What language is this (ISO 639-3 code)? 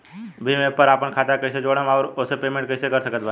bho